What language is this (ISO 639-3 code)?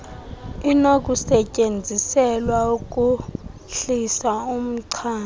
xho